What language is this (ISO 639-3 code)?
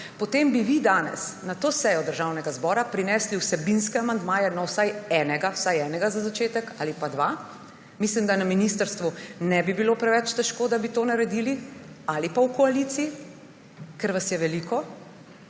slv